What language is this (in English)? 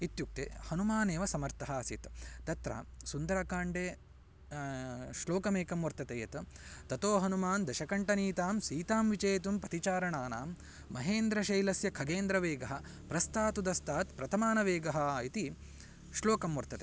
Sanskrit